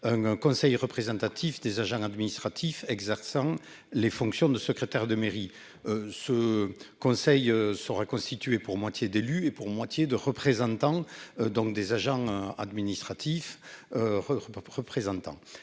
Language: French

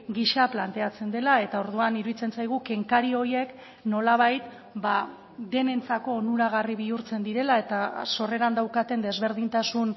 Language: Basque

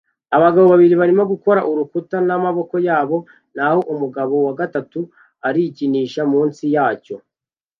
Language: Kinyarwanda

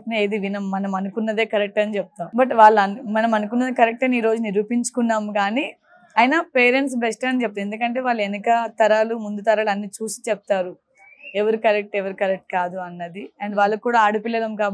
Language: Telugu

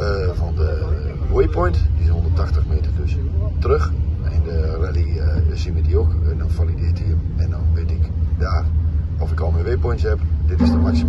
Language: Dutch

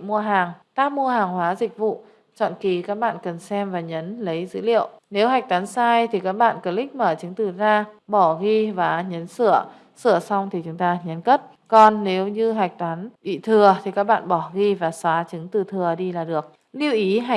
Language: Vietnamese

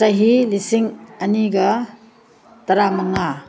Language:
Manipuri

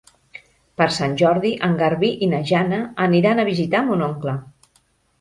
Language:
Catalan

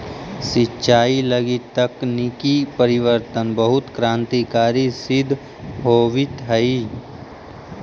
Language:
Magahi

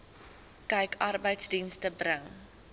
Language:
Afrikaans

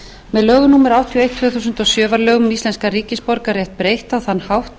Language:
Icelandic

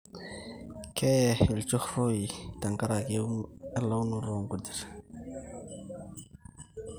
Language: Masai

